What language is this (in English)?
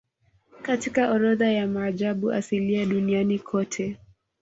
Swahili